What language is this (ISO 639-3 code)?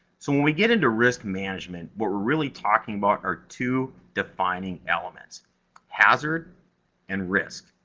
eng